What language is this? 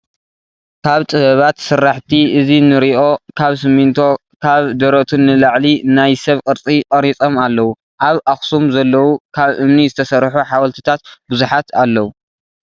Tigrinya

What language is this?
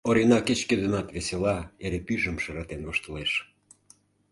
Mari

